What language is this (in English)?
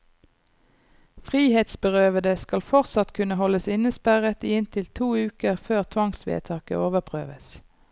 Norwegian